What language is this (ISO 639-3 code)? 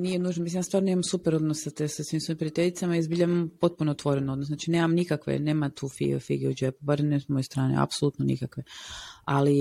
hrv